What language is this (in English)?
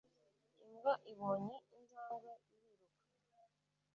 Kinyarwanda